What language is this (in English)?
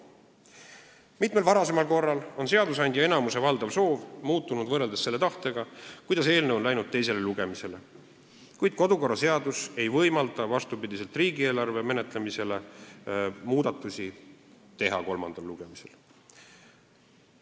Estonian